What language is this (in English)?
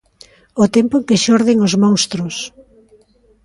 Galician